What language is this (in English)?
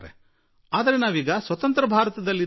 Kannada